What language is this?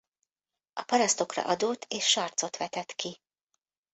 Hungarian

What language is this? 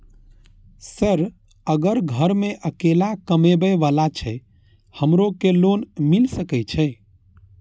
Maithili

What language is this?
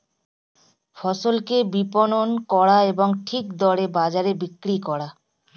Bangla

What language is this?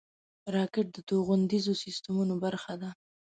Pashto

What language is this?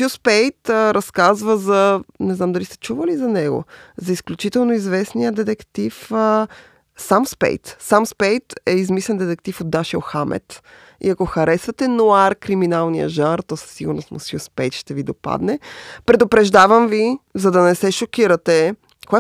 Bulgarian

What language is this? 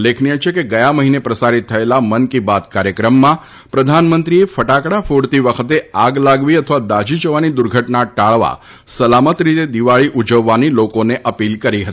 Gujarati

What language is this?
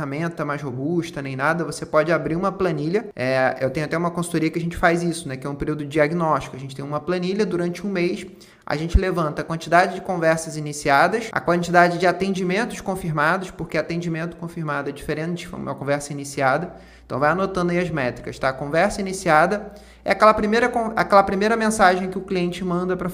Portuguese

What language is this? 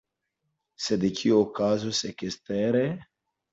Esperanto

